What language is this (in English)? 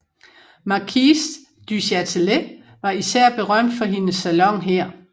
Danish